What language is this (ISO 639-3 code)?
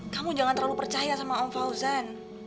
ind